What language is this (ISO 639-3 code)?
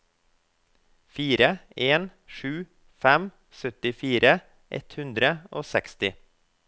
nor